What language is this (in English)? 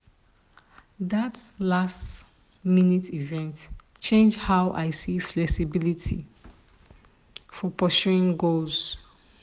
Nigerian Pidgin